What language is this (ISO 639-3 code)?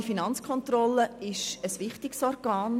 gsw